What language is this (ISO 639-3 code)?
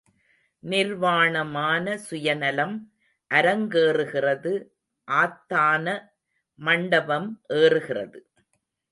tam